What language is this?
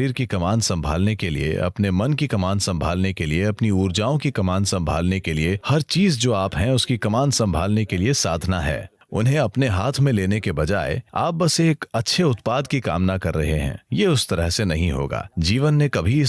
Hindi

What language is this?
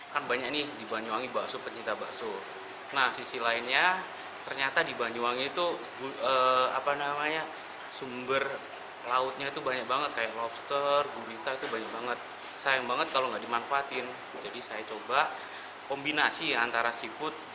Indonesian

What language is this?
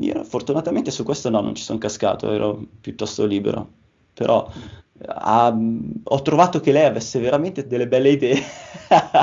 Italian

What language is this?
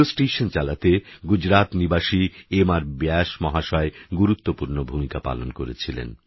Bangla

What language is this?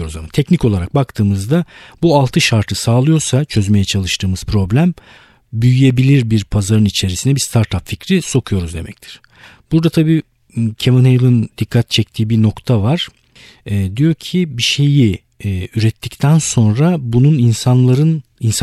Turkish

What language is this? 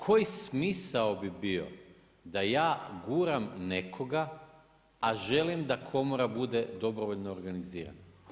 Croatian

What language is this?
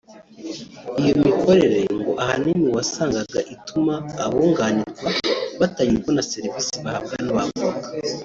Kinyarwanda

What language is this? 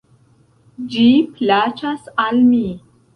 Esperanto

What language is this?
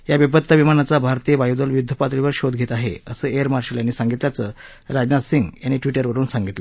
Marathi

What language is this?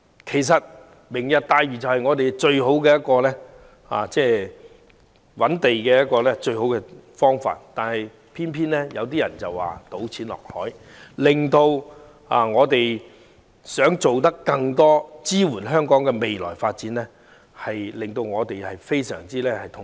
Cantonese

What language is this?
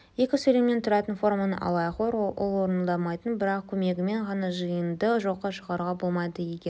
Kazakh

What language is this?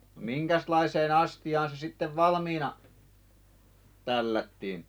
Finnish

